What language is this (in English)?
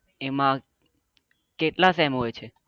Gujarati